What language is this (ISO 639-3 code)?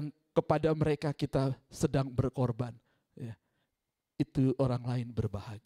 ind